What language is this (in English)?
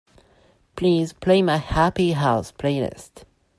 English